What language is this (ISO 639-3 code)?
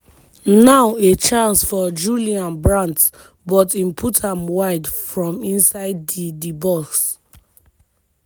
pcm